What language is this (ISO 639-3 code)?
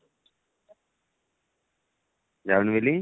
ori